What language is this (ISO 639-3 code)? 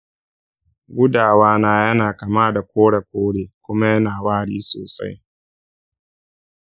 hau